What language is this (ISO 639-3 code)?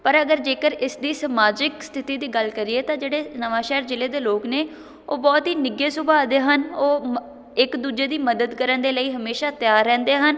pan